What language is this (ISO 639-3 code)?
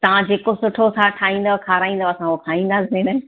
snd